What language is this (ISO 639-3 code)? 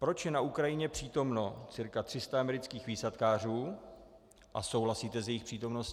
ces